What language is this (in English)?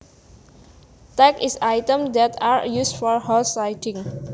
Javanese